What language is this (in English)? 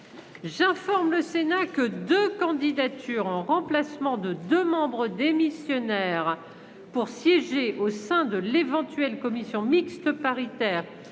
French